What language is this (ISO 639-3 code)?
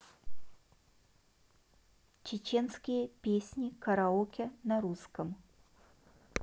rus